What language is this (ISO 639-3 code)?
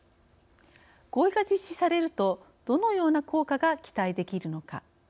jpn